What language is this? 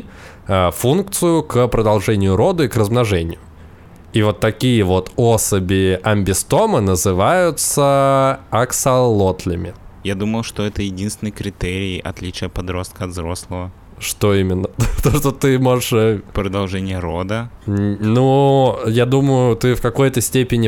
Russian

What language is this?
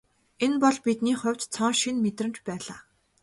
Mongolian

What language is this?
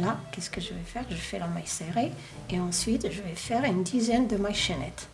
French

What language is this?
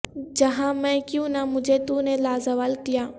Urdu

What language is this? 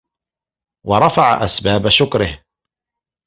Arabic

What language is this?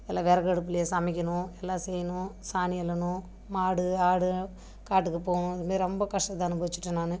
Tamil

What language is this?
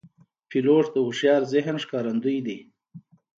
Pashto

